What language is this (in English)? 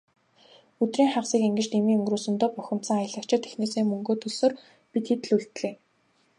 Mongolian